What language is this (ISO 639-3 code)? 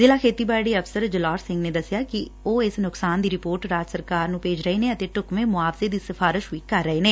pan